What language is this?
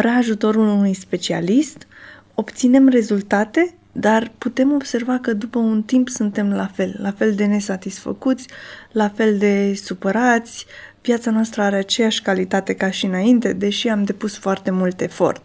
Romanian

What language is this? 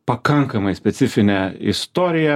Lithuanian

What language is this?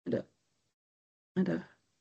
Welsh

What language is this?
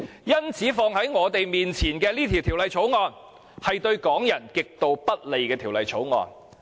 Cantonese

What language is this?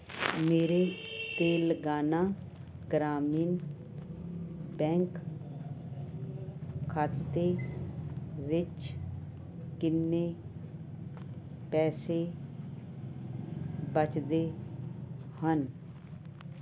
Punjabi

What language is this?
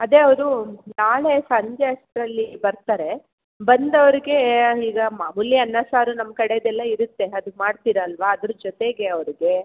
Kannada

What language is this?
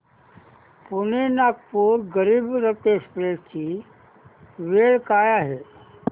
Marathi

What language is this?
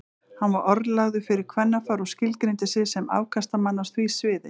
Icelandic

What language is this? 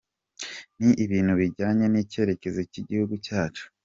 Kinyarwanda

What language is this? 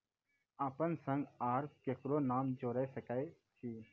Maithili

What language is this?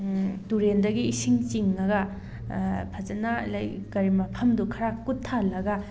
Manipuri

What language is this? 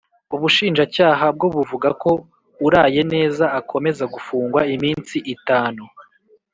Kinyarwanda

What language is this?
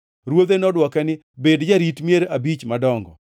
Luo (Kenya and Tanzania)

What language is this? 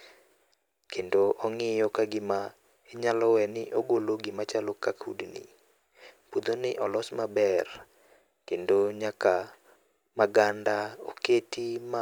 Luo (Kenya and Tanzania)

